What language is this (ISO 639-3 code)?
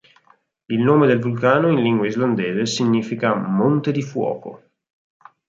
ita